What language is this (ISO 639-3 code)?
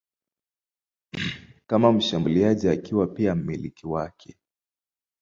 swa